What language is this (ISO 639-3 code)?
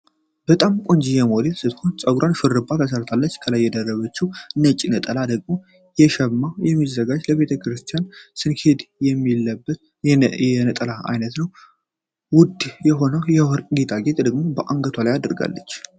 amh